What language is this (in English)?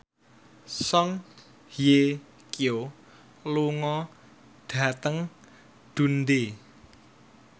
Javanese